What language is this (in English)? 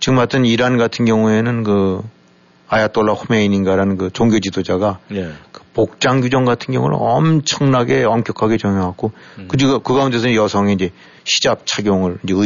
Korean